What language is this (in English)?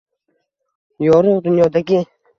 Uzbek